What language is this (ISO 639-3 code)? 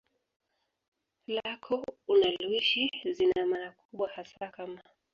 swa